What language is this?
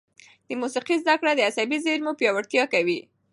Pashto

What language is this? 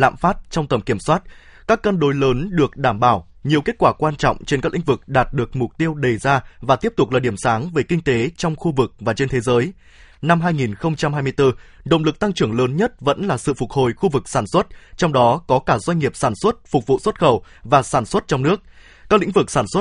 Vietnamese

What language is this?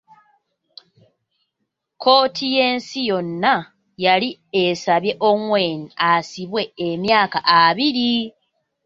Ganda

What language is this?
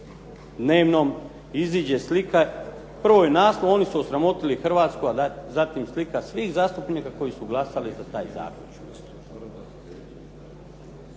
Croatian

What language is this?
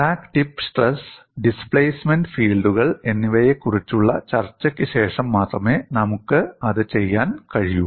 Malayalam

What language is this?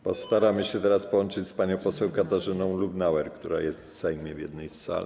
Polish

